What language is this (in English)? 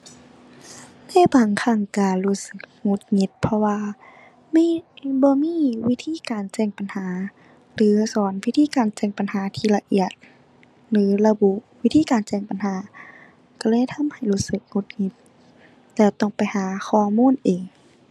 Thai